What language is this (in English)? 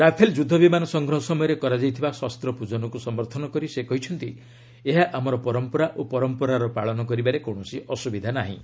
Odia